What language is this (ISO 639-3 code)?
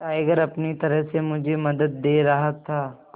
hin